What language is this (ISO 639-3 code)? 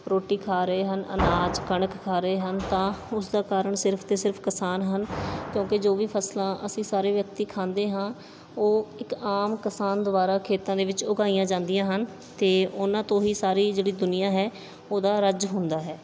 pan